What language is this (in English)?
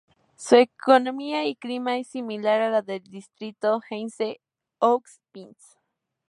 Spanish